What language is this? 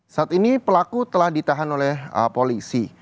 Indonesian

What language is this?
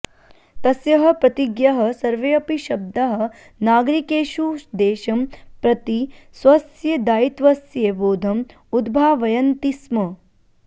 Sanskrit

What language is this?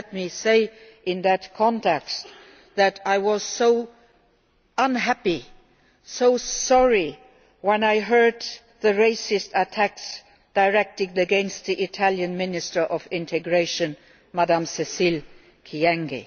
English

